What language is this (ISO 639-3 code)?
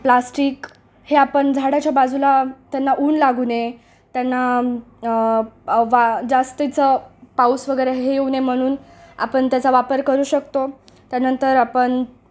mar